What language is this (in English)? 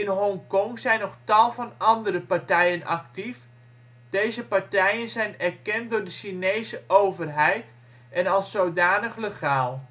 Dutch